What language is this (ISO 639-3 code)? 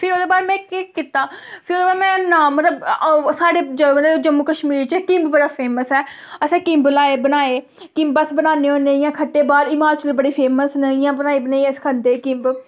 doi